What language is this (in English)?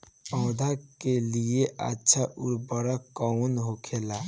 Bhojpuri